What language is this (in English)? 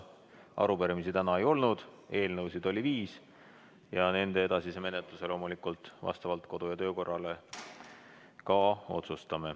Estonian